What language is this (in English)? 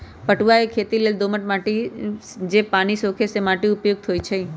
Magahi